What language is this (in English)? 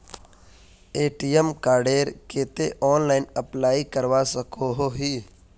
Magahi